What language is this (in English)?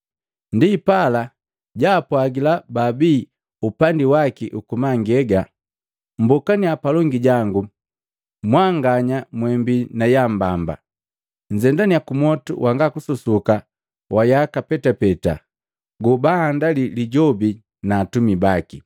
Matengo